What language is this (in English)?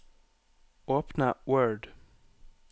Norwegian